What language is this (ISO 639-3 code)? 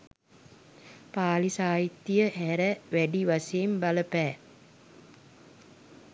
sin